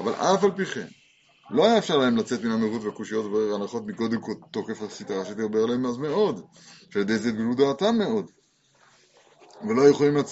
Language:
Hebrew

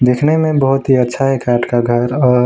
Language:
Hindi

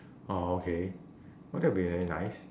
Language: English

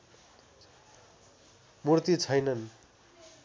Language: Nepali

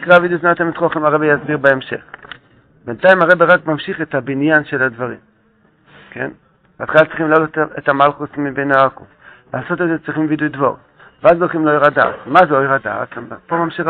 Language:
Hebrew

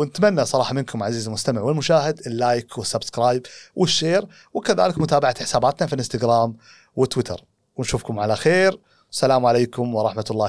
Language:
Arabic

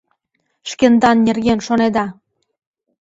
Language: Mari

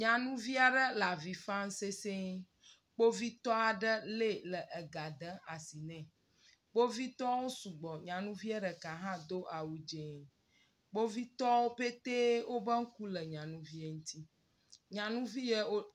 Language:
Ewe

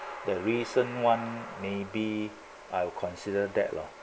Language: English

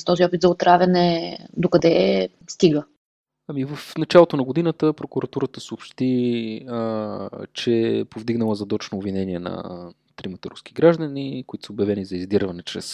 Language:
Bulgarian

